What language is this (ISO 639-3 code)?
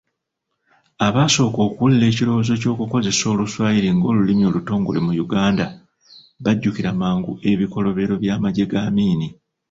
lug